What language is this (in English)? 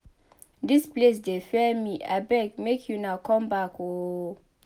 Nigerian Pidgin